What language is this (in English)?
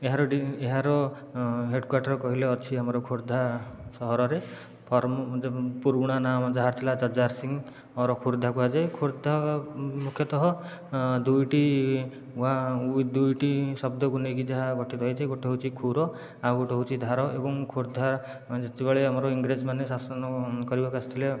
Odia